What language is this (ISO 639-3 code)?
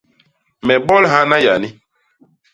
bas